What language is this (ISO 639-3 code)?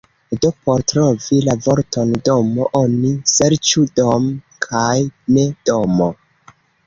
epo